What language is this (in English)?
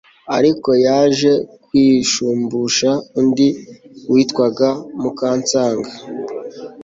Kinyarwanda